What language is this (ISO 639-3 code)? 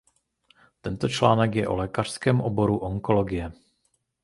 ces